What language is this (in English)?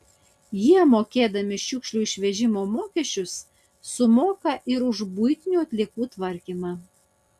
Lithuanian